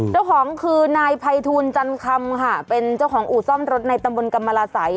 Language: Thai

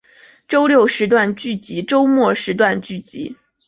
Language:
Chinese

